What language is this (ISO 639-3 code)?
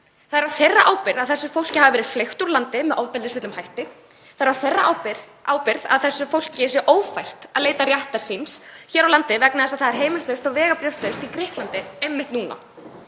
isl